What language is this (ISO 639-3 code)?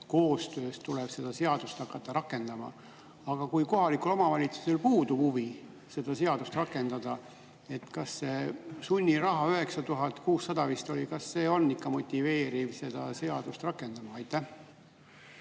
est